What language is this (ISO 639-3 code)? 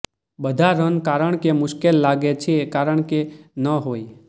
guj